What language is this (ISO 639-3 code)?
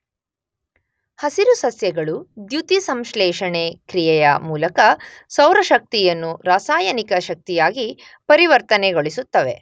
kan